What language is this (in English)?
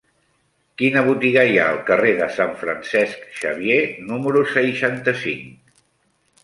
Catalan